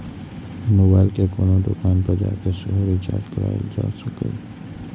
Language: Maithili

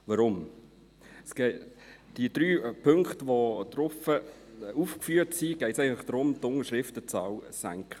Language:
Swiss German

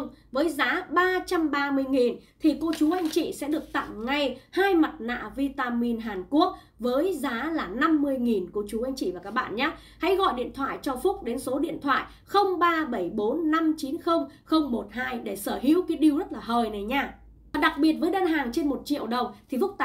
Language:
Vietnamese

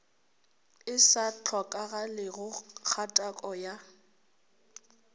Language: Northern Sotho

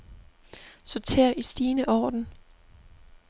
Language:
Danish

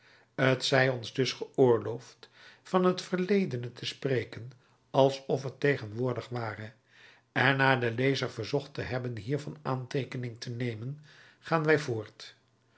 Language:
Dutch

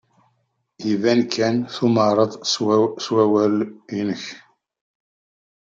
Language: Kabyle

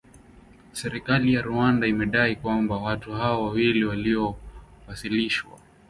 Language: Swahili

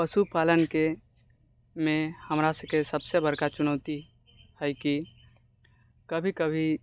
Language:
Maithili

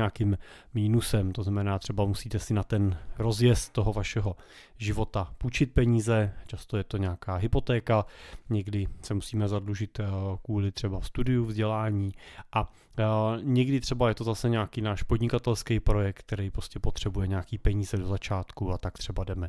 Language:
Czech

